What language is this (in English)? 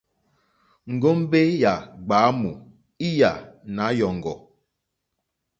Mokpwe